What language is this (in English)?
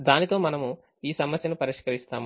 Telugu